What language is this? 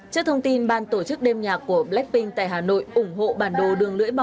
Vietnamese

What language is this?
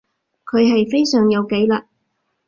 Cantonese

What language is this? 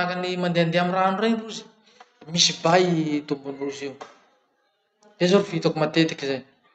Masikoro Malagasy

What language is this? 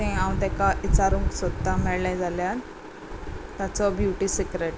Konkani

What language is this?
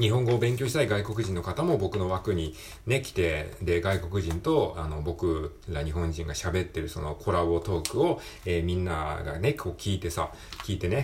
Japanese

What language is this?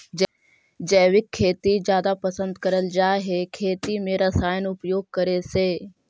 Magahi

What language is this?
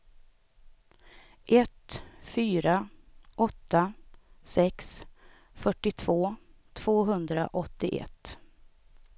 Swedish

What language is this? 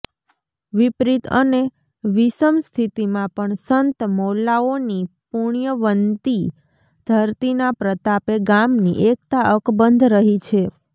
Gujarati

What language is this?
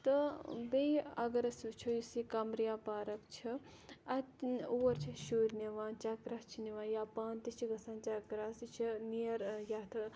Kashmiri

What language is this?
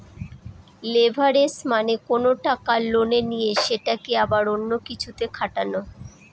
Bangla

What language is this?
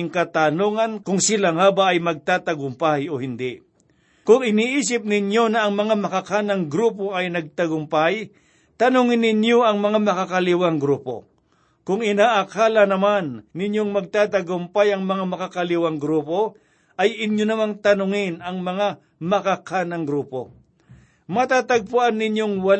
Filipino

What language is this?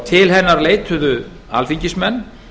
Icelandic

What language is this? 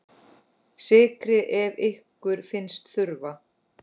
Icelandic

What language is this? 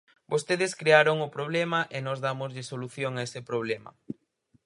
Galician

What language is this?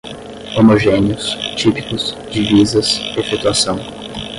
Portuguese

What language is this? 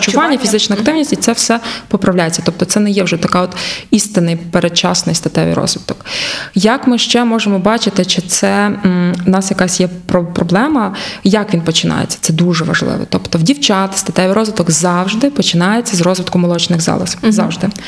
Ukrainian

